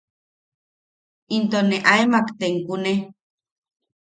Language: Yaqui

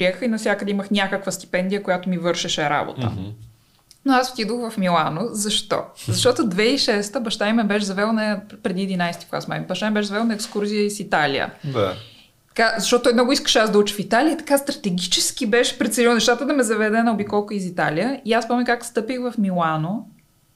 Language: Bulgarian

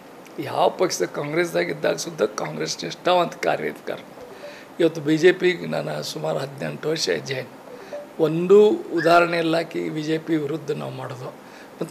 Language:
Arabic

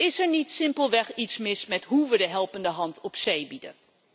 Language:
Dutch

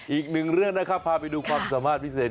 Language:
Thai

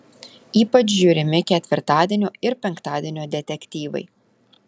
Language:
Lithuanian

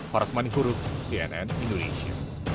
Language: Indonesian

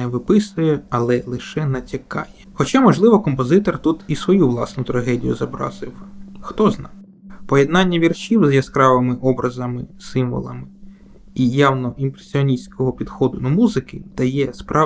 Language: Ukrainian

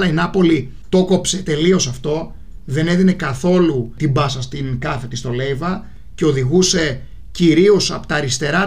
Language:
Greek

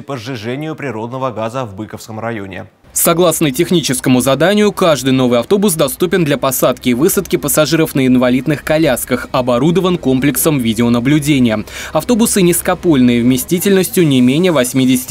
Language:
Russian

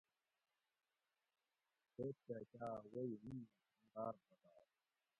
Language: Gawri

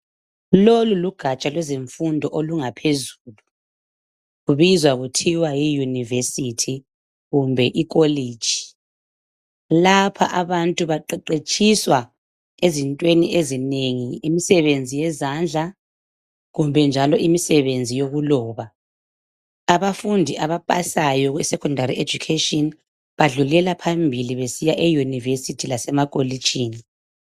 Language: North Ndebele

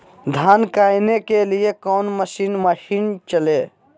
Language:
Magahi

